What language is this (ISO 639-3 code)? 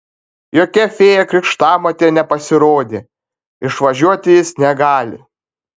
lit